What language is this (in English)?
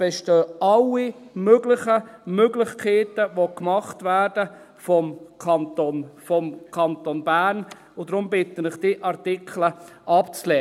Swiss German